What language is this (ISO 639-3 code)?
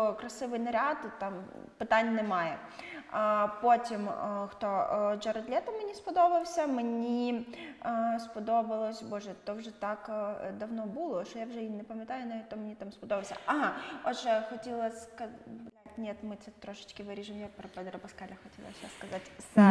ukr